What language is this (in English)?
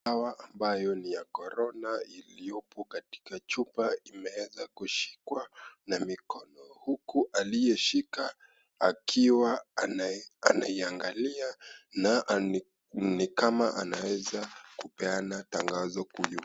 Swahili